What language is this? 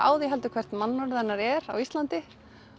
Icelandic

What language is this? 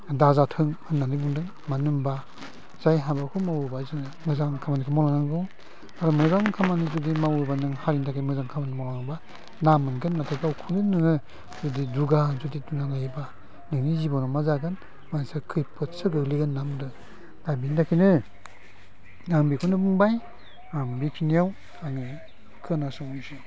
Bodo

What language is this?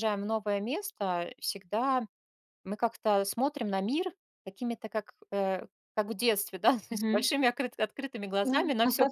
Russian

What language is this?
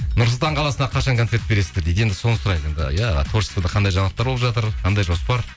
Kazakh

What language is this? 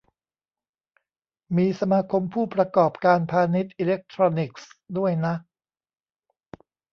Thai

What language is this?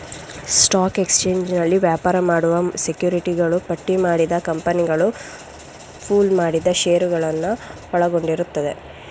Kannada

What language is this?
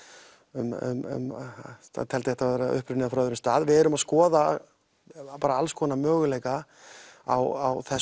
Icelandic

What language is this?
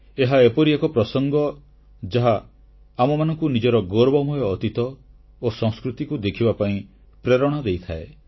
Odia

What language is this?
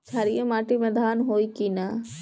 Bhojpuri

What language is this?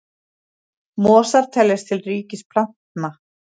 Icelandic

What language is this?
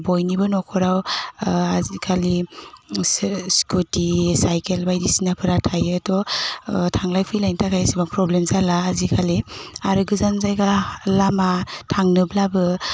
Bodo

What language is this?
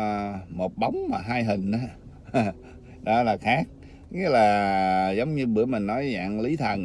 Vietnamese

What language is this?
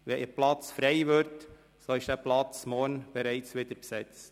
Swiss German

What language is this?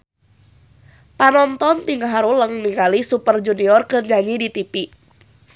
Sundanese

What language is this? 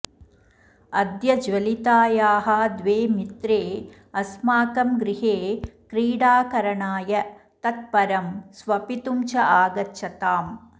Sanskrit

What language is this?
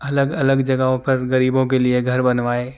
Urdu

